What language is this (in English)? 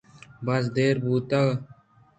Eastern Balochi